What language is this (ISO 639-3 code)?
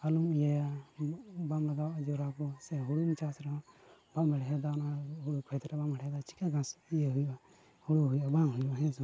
sat